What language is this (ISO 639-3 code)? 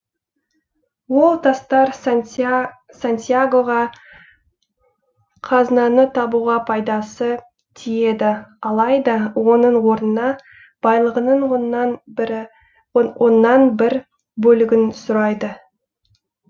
kaz